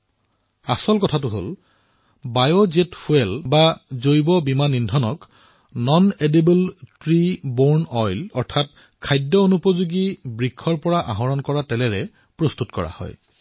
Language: Assamese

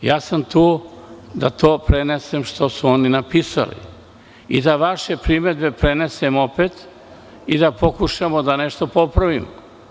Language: Serbian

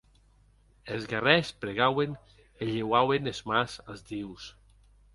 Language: Occitan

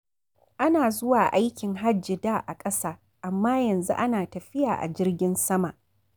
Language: Hausa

